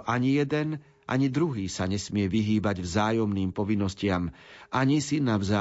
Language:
Slovak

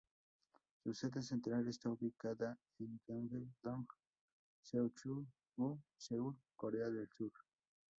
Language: Spanish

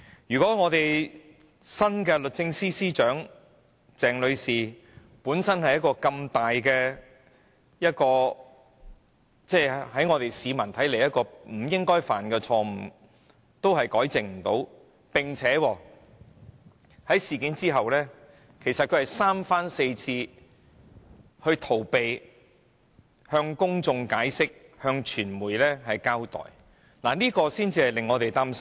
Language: Cantonese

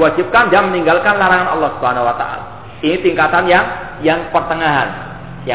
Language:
Malay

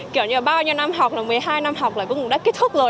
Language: Vietnamese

